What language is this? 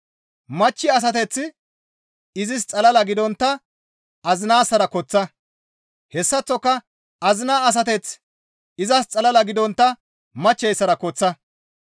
Gamo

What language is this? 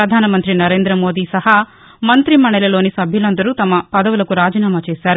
Telugu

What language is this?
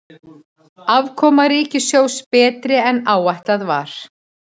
Icelandic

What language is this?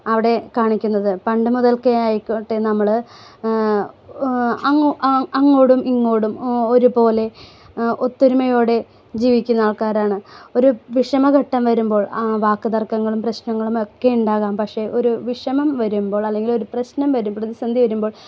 Malayalam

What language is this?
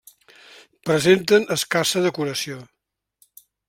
Catalan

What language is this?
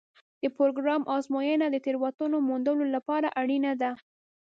Pashto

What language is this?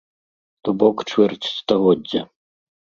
Belarusian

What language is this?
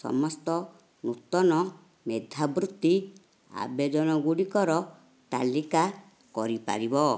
Odia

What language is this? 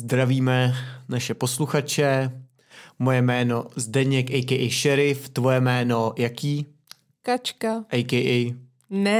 Czech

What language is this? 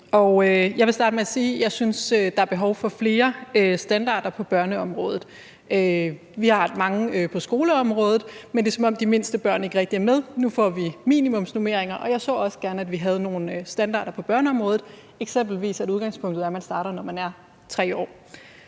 Danish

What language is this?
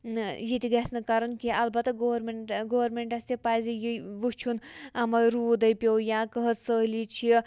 Kashmiri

